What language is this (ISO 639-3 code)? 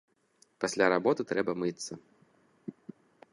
bel